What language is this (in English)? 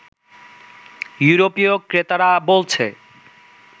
Bangla